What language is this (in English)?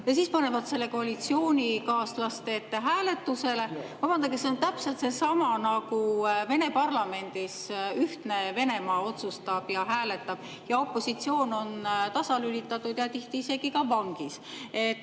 Estonian